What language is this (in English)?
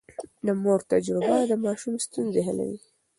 Pashto